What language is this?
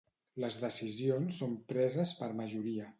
Catalan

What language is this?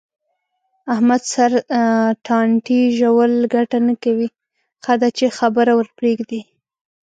Pashto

